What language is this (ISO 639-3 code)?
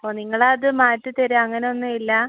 mal